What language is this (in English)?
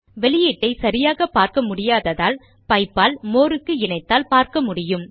Tamil